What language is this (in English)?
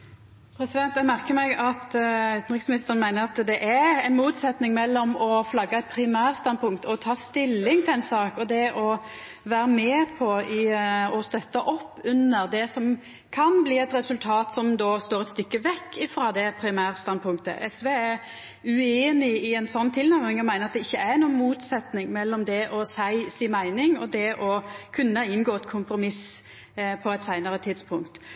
Norwegian Nynorsk